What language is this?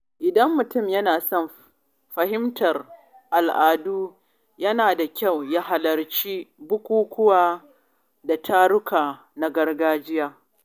Hausa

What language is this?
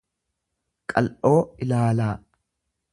Oromo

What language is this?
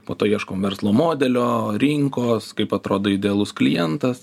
Lithuanian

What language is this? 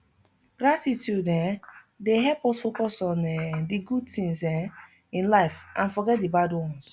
Nigerian Pidgin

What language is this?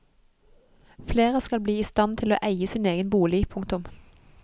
Norwegian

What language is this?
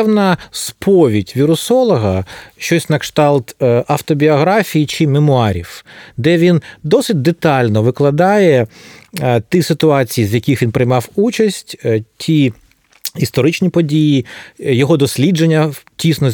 Ukrainian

